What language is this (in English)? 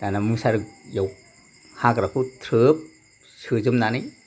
Bodo